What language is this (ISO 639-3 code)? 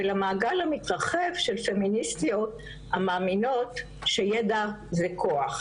heb